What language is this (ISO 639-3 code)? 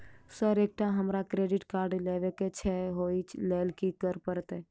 mai